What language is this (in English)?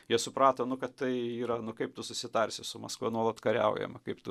Lithuanian